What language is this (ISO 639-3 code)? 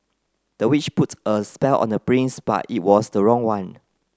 eng